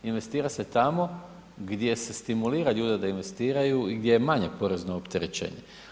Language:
Croatian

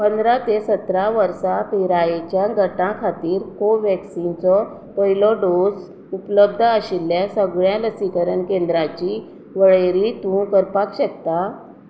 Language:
Konkani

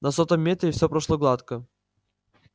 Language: Russian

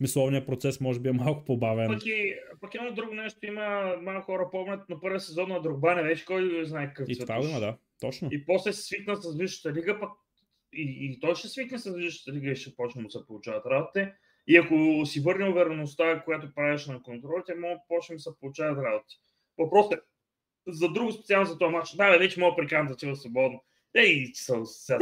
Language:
Bulgarian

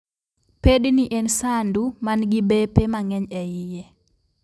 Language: Luo (Kenya and Tanzania)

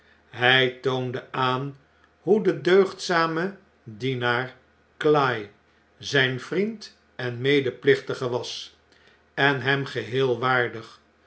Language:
Dutch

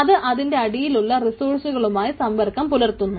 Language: Malayalam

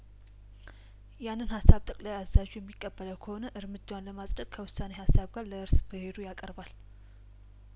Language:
Amharic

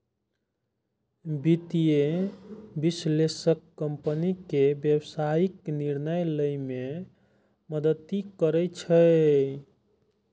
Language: Maithili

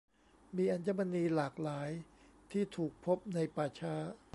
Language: Thai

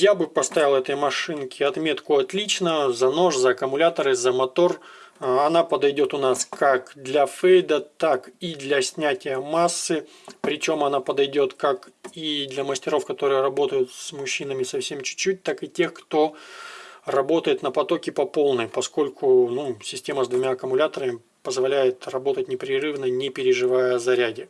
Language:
Russian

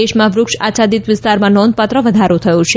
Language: Gujarati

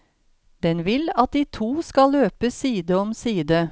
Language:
Norwegian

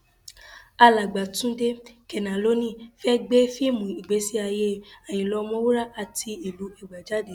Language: Yoruba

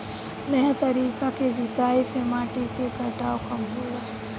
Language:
Bhojpuri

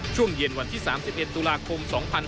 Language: Thai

